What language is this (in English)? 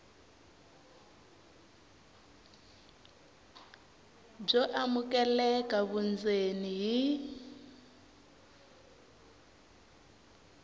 Tsonga